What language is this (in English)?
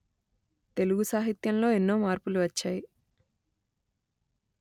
Telugu